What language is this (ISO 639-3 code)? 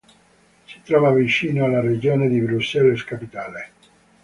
ita